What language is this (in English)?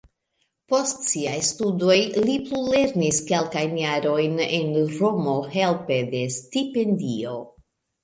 Esperanto